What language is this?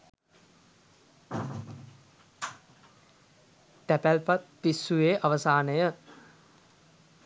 Sinhala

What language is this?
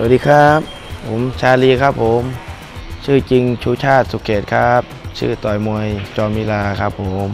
Thai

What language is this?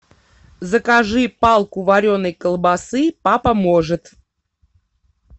Russian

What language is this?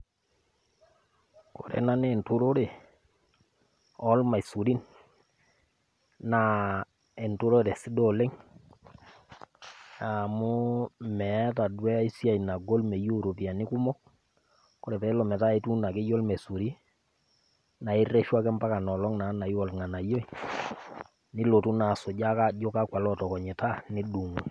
Masai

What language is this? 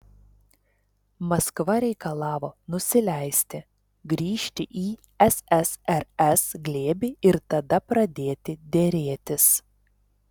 Lithuanian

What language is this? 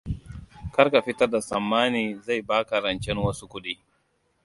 Hausa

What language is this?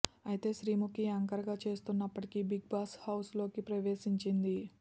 Telugu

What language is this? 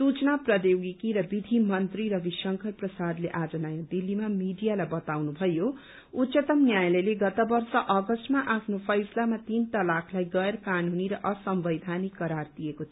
Nepali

